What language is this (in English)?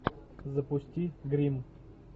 Russian